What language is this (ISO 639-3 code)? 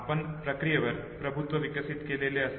mar